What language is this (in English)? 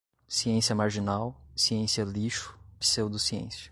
Portuguese